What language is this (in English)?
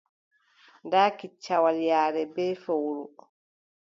Adamawa Fulfulde